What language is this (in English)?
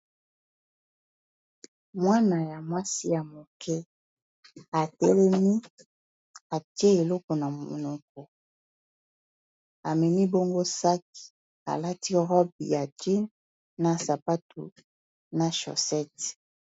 Lingala